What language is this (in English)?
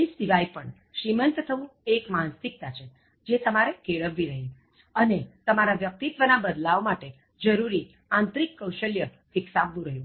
Gujarati